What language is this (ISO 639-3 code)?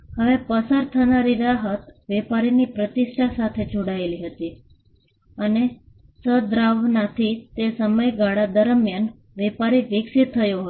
guj